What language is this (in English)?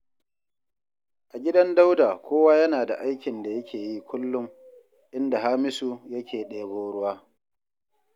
Hausa